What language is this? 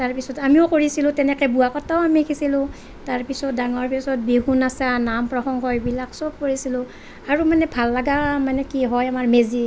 Assamese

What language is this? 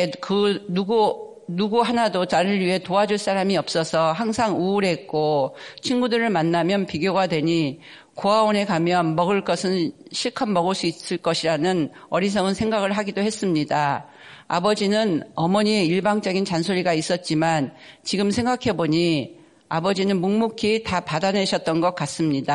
Korean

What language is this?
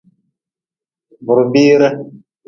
Nawdm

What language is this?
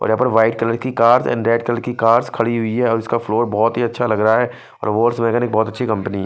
Hindi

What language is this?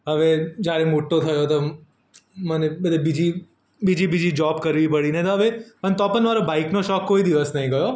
Gujarati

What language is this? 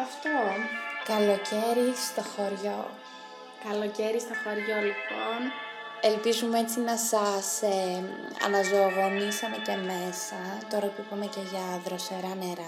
Greek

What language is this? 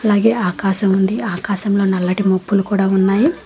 Telugu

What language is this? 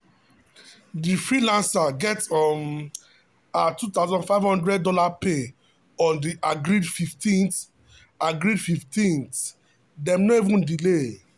Nigerian Pidgin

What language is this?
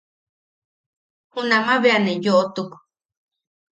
Yaqui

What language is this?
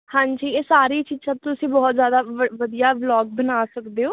Punjabi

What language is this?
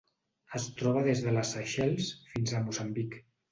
Catalan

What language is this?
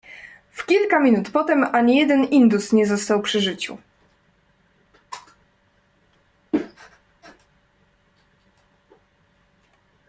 Polish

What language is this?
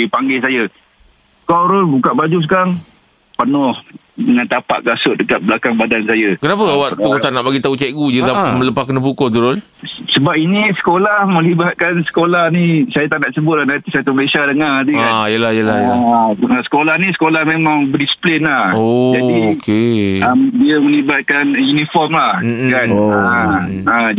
Malay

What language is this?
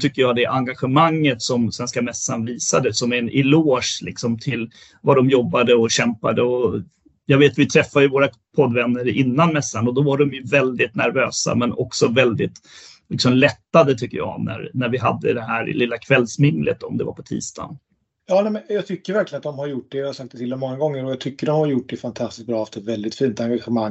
Swedish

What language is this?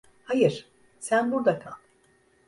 Turkish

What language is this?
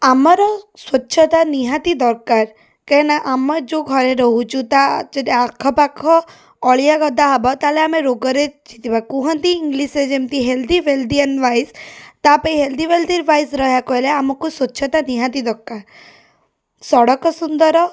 Odia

